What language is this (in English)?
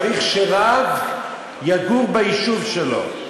Hebrew